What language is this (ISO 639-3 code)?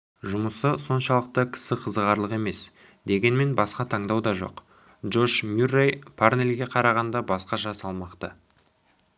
kaz